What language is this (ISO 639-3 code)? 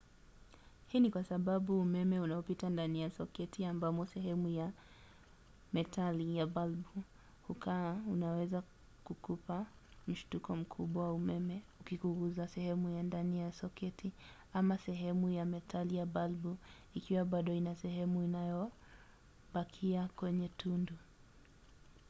swa